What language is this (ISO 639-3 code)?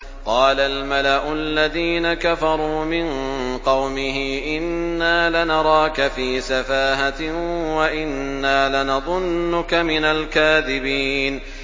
ara